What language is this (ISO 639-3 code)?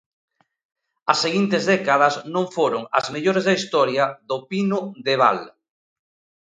glg